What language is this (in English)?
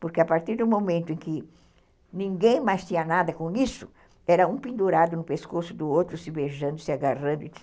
Portuguese